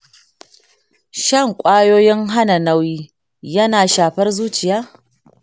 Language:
Hausa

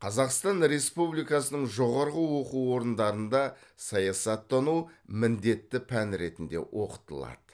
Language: Kazakh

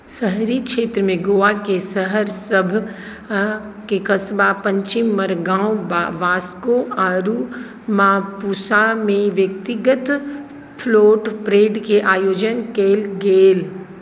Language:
Maithili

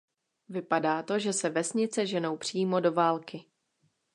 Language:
Czech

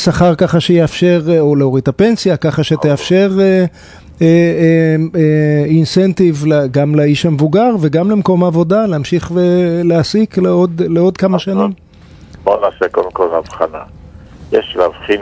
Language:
Hebrew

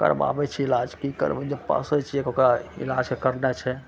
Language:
Maithili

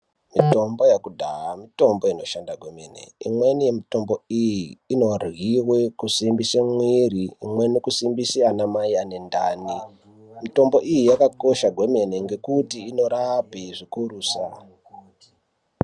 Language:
Ndau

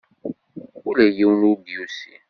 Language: Kabyle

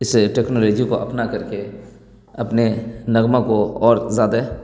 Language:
Urdu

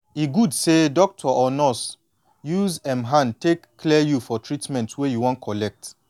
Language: Nigerian Pidgin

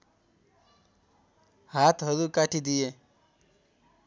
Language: Nepali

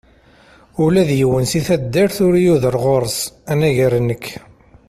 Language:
Kabyle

